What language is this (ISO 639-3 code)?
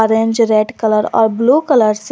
hin